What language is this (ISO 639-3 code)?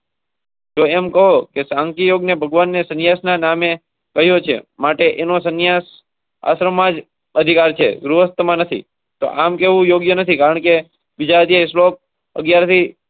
guj